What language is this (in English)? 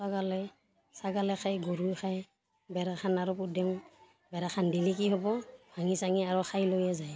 Assamese